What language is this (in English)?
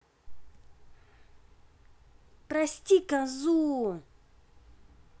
Russian